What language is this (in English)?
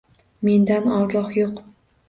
Uzbek